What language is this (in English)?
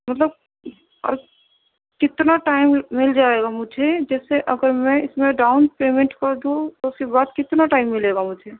Urdu